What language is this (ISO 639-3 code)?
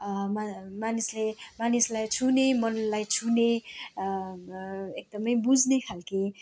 nep